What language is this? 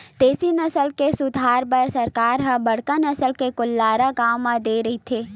Chhattisgarhi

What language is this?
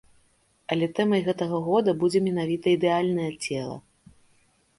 Belarusian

